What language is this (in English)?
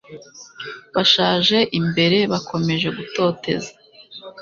Kinyarwanda